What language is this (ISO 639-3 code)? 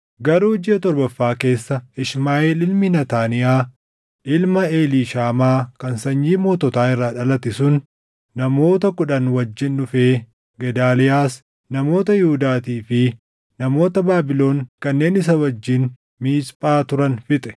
orm